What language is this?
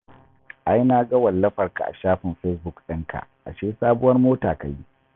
Hausa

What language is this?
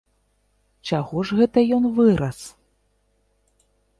Belarusian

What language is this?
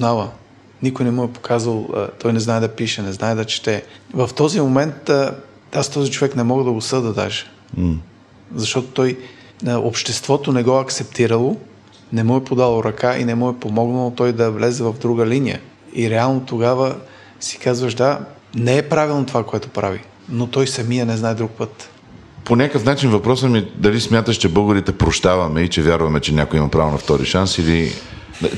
Bulgarian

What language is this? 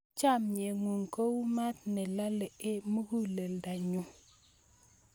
Kalenjin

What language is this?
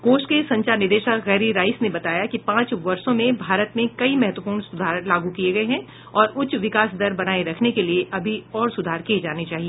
Hindi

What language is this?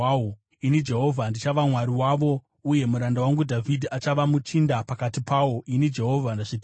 Shona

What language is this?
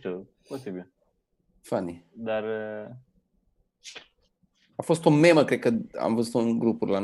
Romanian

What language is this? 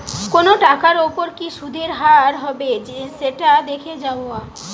Bangla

